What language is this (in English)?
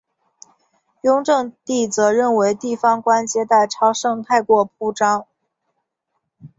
Chinese